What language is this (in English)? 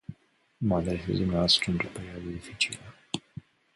Romanian